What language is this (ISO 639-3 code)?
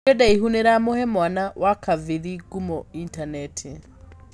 kik